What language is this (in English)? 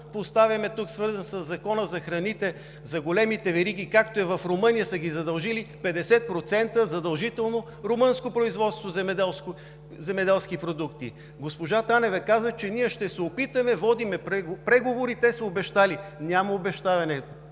Bulgarian